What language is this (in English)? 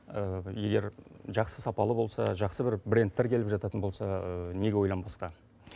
Kazakh